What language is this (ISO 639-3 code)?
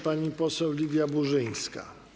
pol